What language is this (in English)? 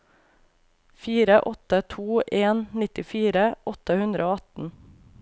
Norwegian